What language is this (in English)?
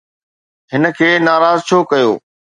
Sindhi